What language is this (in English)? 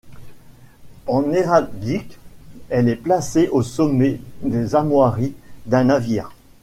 French